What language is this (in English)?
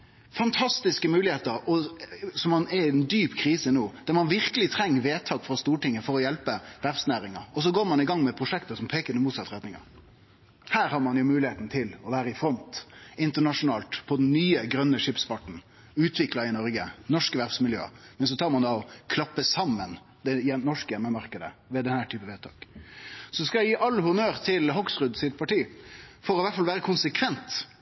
Norwegian Nynorsk